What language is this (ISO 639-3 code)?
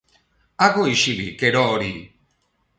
eus